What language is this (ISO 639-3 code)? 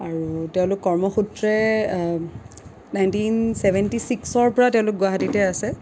asm